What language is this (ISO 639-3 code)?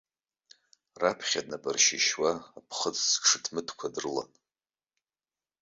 abk